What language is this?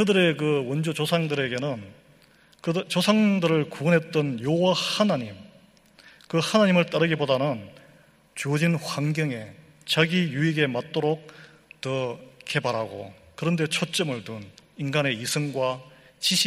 Korean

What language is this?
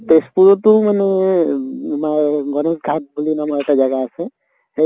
Assamese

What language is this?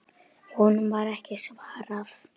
Icelandic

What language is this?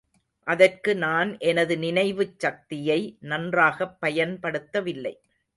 Tamil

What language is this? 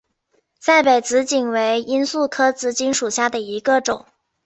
Chinese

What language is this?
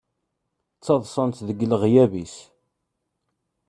Kabyle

